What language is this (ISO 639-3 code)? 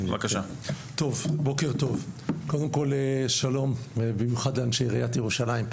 heb